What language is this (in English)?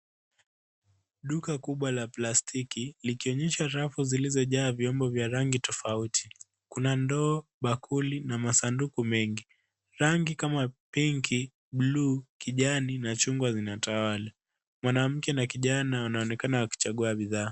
Swahili